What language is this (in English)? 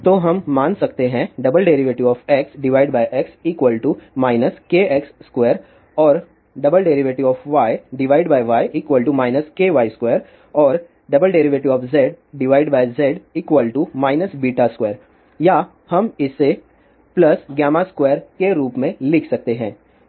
Hindi